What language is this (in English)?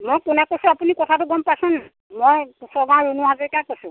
Assamese